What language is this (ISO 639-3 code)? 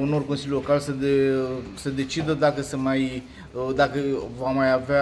ron